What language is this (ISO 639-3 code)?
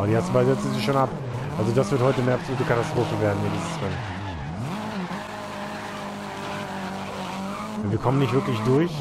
deu